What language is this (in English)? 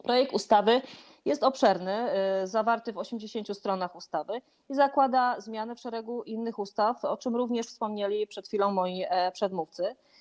Polish